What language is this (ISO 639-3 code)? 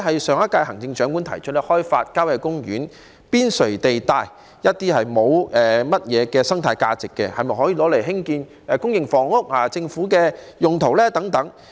yue